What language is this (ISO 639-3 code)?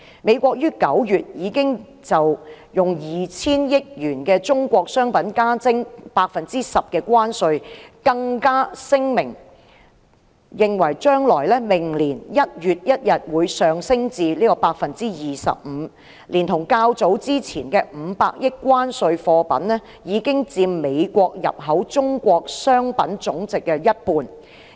yue